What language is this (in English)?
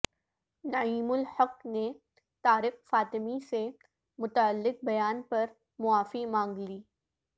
Urdu